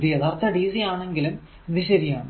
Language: Malayalam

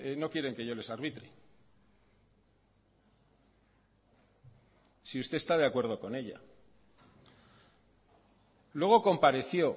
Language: Spanish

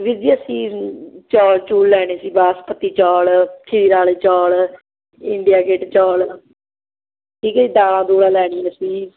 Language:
Punjabi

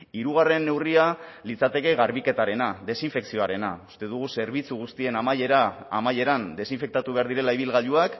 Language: Basque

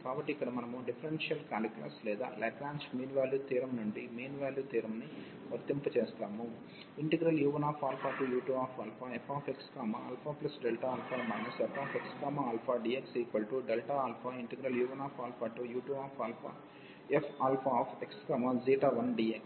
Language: Telugu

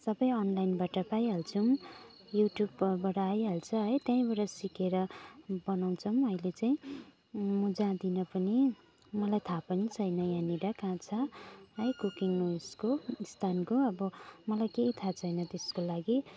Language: Nepali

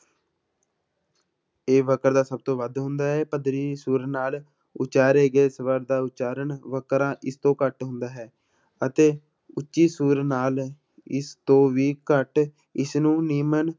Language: Punjabi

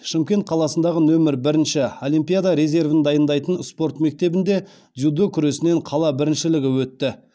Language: Kazakh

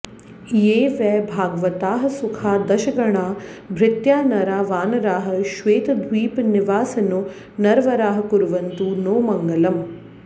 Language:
Sanskrit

